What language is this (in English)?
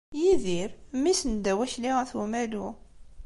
Kabyle